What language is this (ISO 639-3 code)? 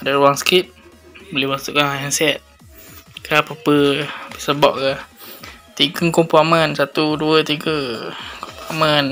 msa